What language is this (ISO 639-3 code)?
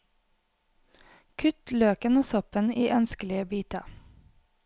nor